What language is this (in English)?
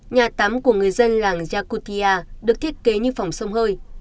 Vietnamese